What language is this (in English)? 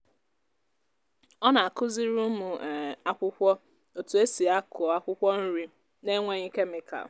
Igbo